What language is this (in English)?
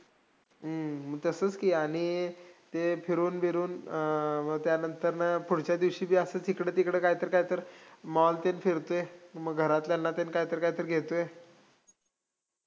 Marathi